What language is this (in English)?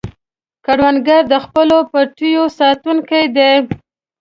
Pashto